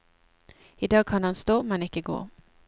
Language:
Norwegian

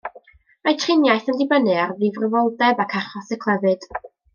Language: Welsh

